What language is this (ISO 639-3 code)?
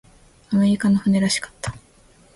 jpn